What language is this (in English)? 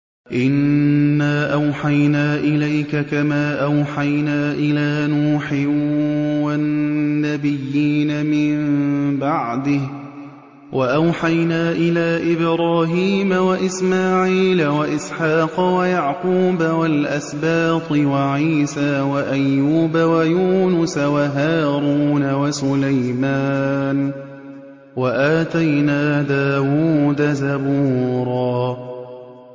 Arabic